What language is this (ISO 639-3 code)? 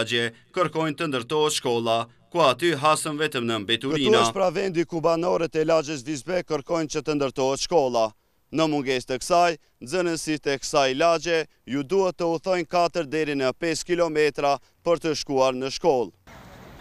ron